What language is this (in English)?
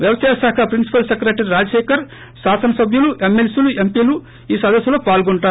Telugu